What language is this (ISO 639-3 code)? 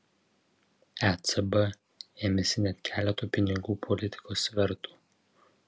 lit